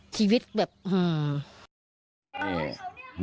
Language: Thai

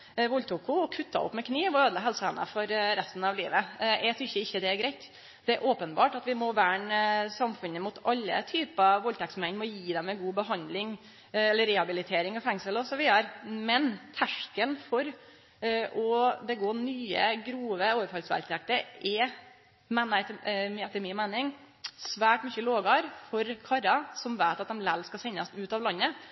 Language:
Norwegian Nynorsk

